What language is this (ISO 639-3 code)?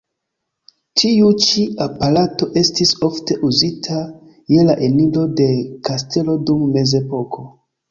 epo